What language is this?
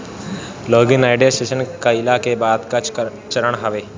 Bhojpuri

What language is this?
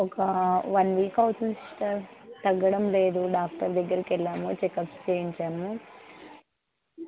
Telugu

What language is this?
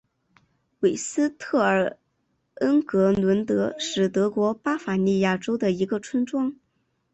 Chinese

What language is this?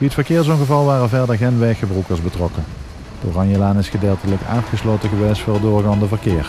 Dutch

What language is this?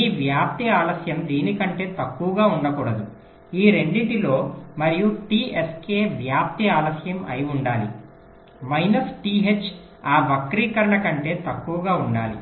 Telugu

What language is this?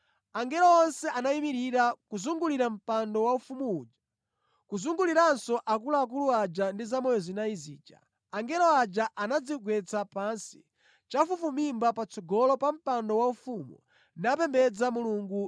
Nyanja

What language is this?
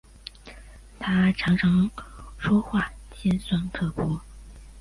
Chinese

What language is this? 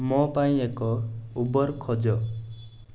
Odia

